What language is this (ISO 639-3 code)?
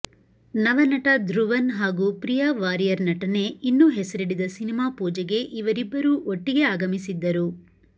kan